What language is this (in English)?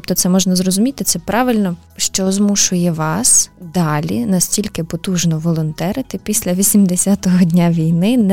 Ukrainian